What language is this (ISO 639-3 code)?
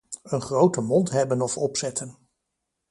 nld